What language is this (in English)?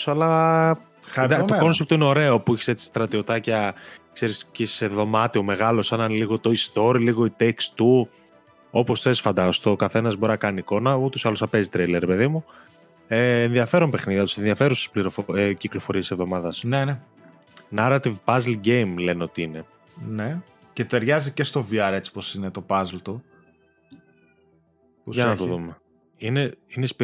Greek